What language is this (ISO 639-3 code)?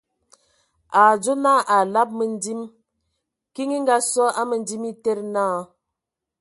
ewo